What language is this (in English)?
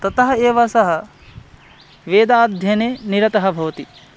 Sanskrit